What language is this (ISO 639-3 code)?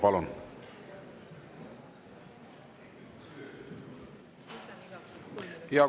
est